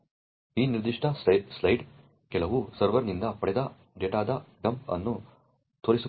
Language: Kannada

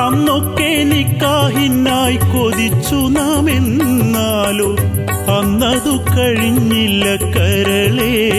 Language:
Malayalam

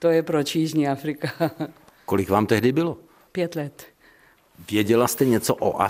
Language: Czech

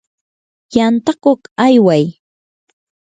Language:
Yanahuanca Pasco Quechua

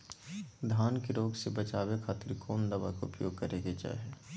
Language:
Magahi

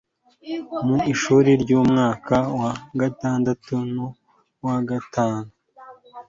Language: Kinyarwanda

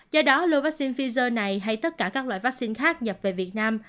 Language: Vietnamese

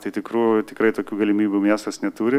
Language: Lithuanian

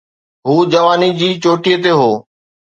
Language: Sindhi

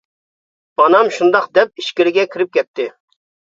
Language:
Uyghur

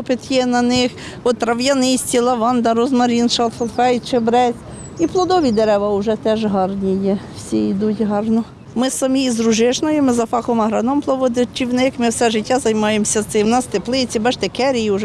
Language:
Ukrainian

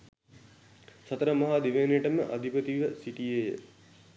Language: Sinhala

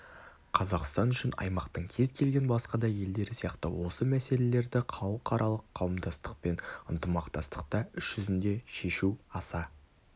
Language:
Kazakh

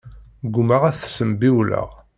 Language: Kabyle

